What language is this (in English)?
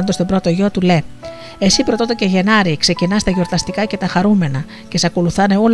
Greek